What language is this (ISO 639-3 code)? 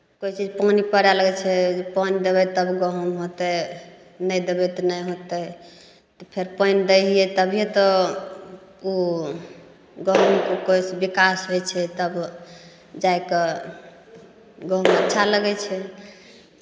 mai